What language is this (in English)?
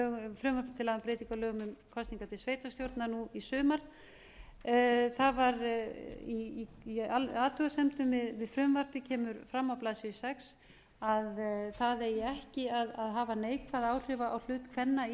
Icelandic